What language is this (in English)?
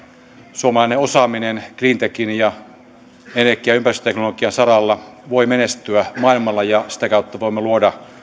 Finnish